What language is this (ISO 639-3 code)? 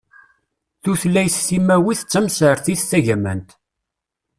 kab